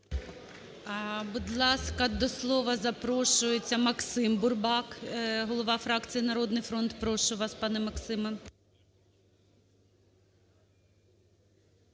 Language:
Ukrainian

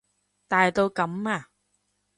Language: Cantonese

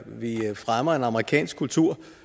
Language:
Danish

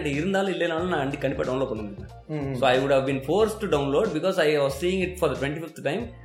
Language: Tamil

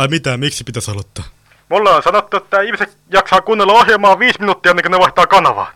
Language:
Finnish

